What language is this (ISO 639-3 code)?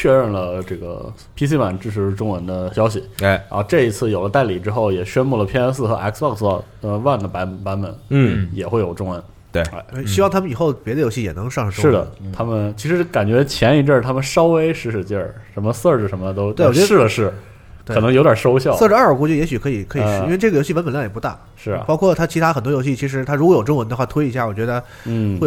zho